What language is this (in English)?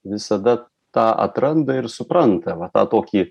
Lithuanian